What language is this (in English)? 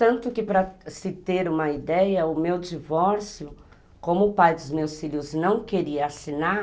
Portuguese